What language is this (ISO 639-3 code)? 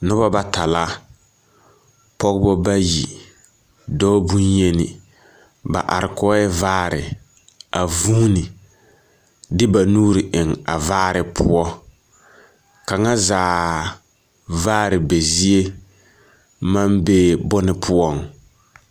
dga